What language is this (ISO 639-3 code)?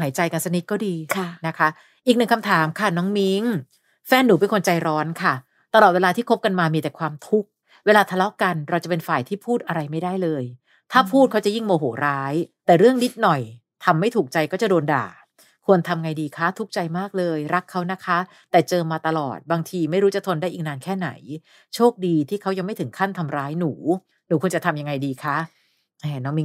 tha